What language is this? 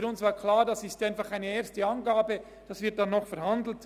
Swiss German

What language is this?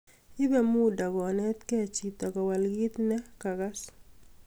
Kalenjin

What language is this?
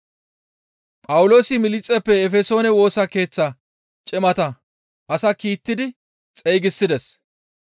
Gamo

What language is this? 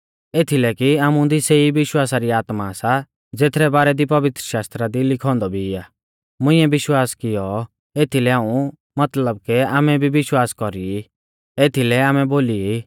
Mahasu Pahari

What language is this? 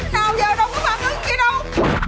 Vietnamese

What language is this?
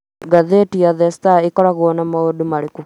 Kikuyu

